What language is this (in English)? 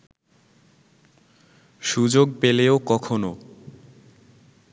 Bangla